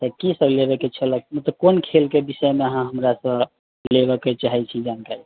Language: Maithili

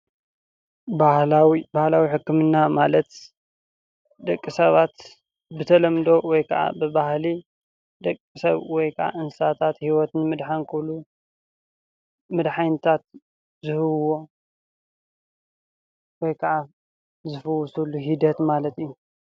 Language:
Tigrinya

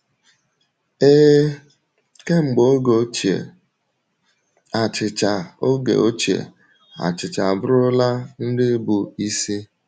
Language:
Igbo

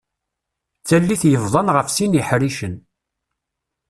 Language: Kabyle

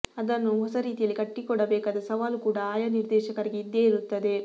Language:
Kannada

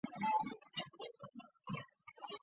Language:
Chinese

